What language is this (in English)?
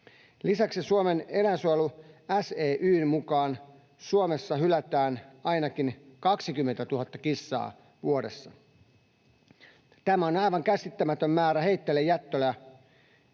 Finnish